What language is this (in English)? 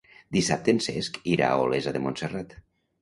Catalan